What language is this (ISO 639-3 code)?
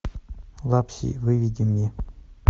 rus